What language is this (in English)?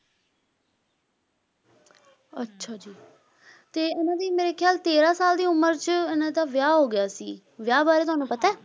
Punjabi